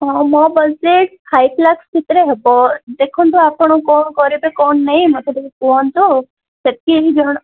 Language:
Odia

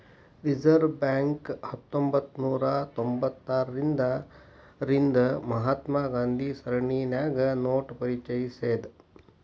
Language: Kannada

